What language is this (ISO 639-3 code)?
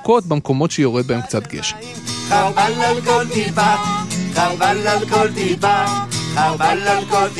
heb